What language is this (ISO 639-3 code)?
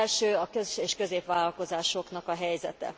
hun